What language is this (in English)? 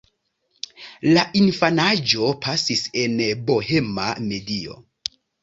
Esperanto